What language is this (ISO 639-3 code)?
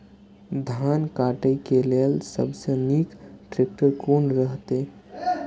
mai